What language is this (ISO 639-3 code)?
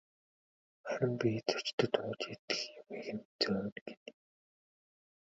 mon